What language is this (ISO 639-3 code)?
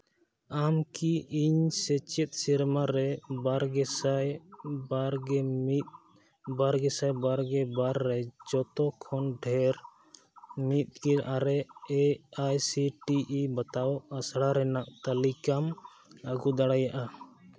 sat